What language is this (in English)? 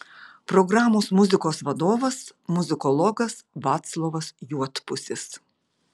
Lithuanian